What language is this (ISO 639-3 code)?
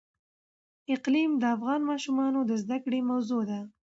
pus